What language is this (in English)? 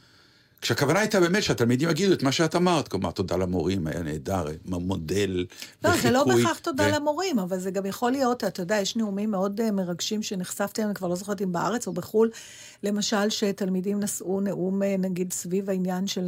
Hebrew